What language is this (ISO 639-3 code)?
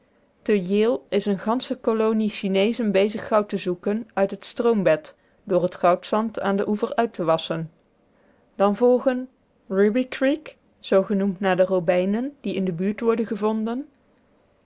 nld